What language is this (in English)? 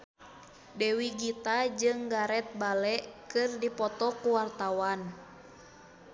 Sundanese